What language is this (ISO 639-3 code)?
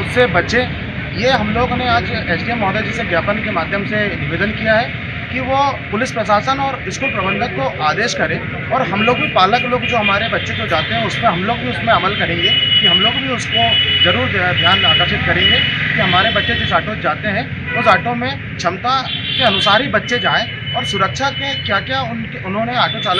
hin